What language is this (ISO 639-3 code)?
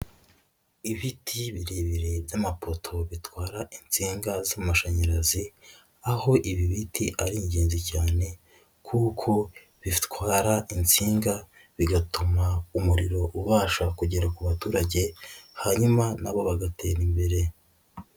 kin